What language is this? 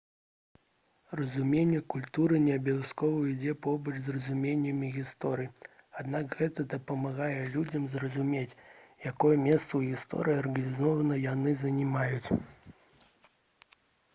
Belarusian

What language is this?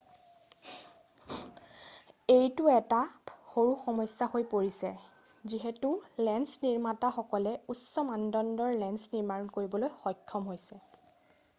Assamese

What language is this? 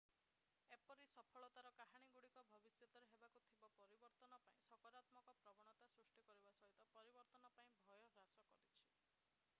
Odia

